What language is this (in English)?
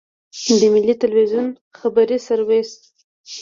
Pashto